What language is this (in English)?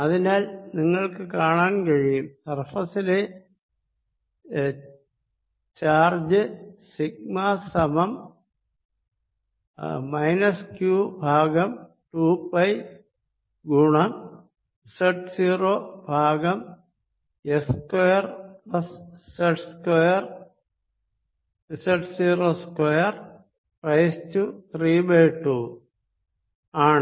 Malayalam